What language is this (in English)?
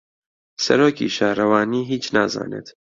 Central Kurdish